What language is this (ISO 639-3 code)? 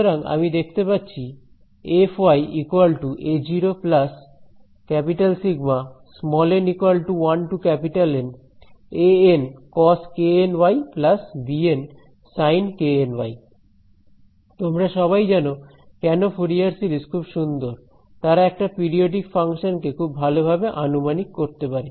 ben